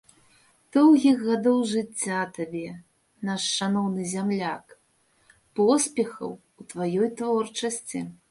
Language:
Belarusian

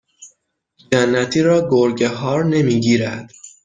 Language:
Persian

